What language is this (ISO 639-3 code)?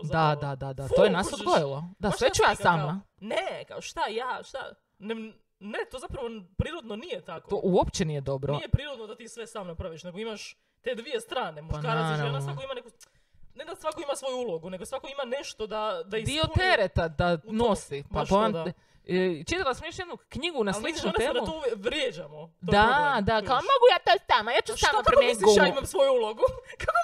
hrv